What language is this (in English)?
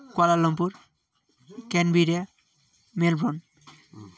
Nepali